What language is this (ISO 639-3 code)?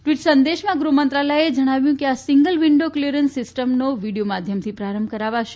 guj